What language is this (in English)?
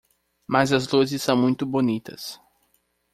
Portuguese